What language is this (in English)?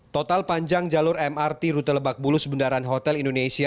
Indonesian